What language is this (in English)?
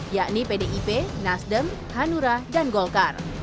Indonesian